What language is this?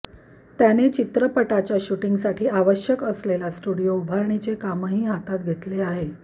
Marathi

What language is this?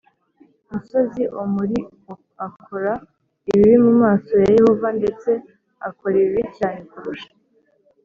Kinyarwanda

